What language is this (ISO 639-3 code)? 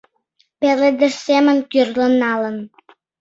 chm